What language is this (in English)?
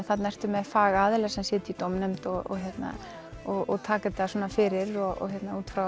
Icelandic